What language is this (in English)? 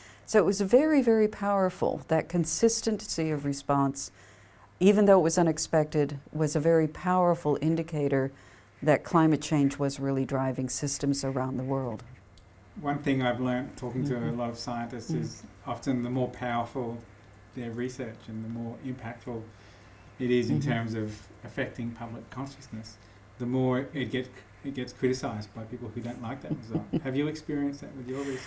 English